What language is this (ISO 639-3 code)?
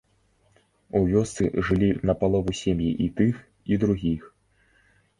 bel